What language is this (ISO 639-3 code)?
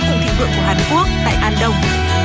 vie